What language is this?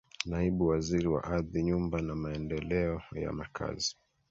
Swahili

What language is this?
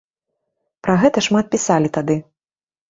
Belarusian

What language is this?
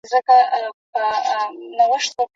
Pashto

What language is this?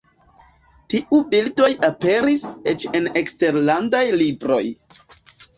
Esperanto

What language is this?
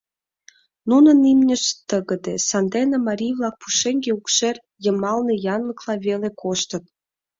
Mari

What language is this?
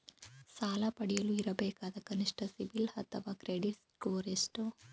Kannada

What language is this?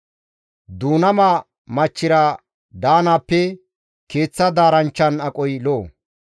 Gamo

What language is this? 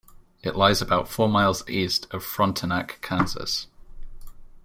English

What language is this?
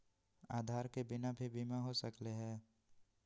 Magahi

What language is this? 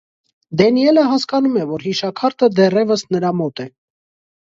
Armenian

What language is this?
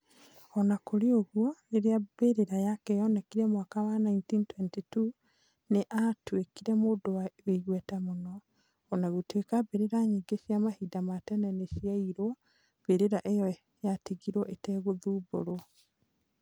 Kikuyu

